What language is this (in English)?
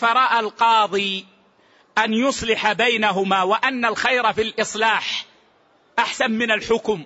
Arabic